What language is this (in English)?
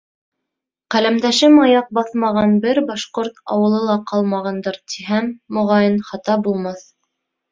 Bashkir